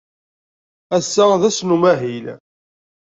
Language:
Kabyle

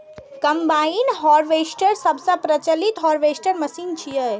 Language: Maithili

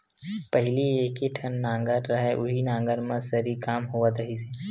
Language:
Chhattisgarhi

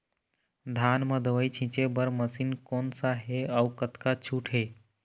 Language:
Chhattisgarhi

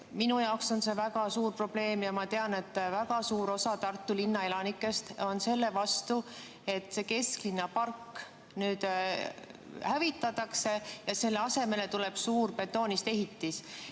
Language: Estonian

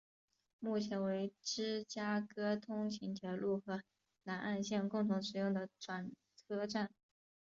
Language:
Chinese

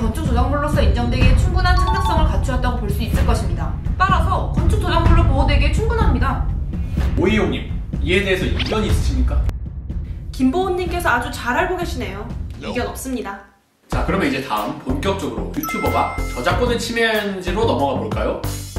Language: Korean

